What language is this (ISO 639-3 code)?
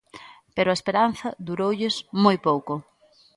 glg